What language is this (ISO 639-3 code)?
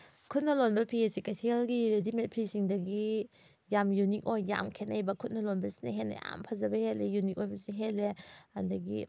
mni